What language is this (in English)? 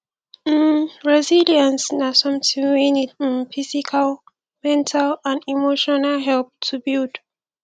Nigerian Pidgin